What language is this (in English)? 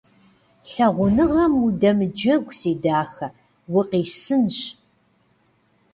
Kabardian